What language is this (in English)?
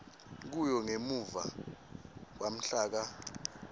Swati